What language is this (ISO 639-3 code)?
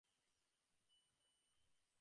ben